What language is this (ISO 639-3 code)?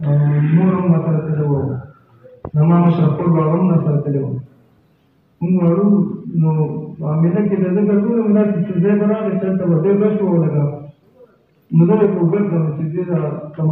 ara